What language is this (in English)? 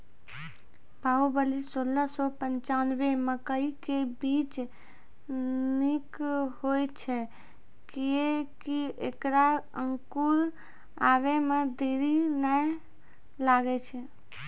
Maithili